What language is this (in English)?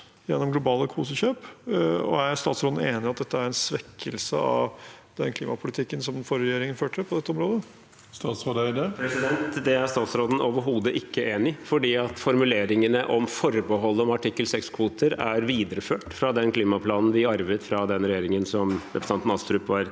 Norwegian